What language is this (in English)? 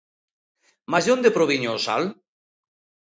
Galician